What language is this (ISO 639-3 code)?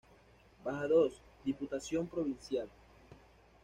spa